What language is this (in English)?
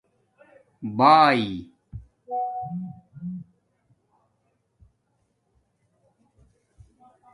Domaaki